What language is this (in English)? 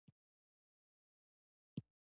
Pashto